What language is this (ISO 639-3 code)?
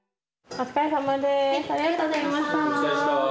jpn